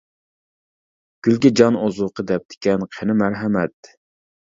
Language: Uyghur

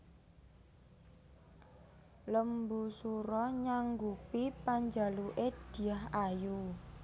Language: Javanese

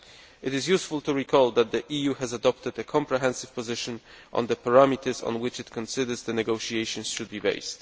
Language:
English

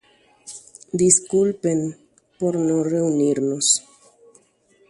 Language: Guarani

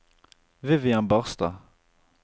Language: Norwegian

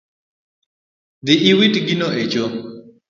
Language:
Luo (Kenya and Tanzania)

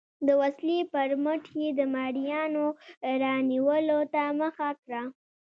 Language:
Pashto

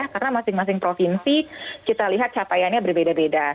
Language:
Indonesian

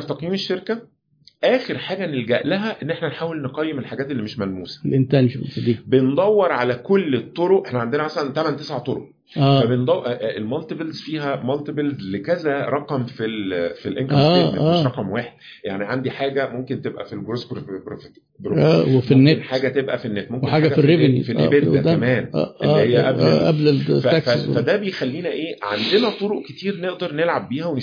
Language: Arabic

